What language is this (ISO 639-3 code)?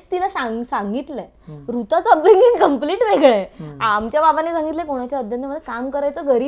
mar